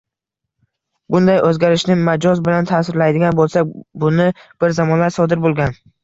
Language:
Uzbek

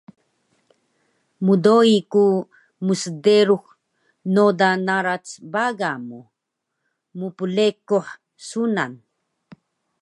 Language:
Taroko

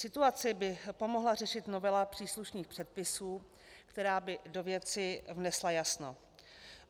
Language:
Czech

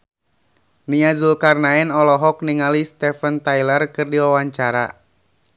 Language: Sundanese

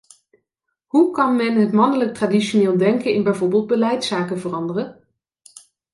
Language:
Dutch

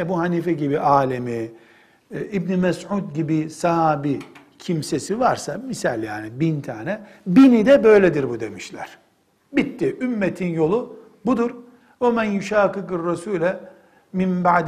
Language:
Turkish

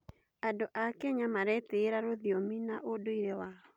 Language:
Kikuyu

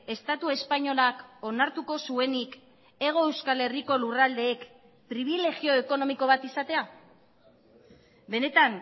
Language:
Basque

